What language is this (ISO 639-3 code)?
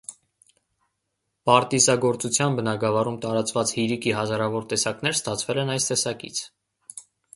hye